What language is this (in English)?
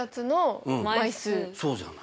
Japanese